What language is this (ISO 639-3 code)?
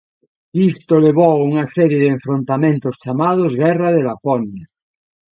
glg